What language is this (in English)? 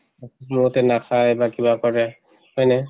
Assamese